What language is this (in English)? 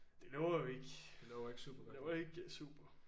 Danish